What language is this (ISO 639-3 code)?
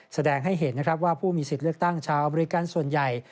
tha